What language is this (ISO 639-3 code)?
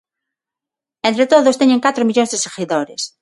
glg